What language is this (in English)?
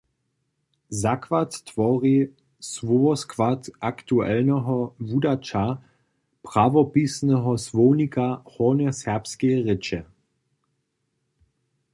Upper Sorbian